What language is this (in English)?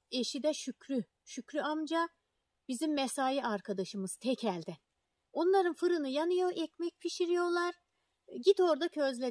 Turkish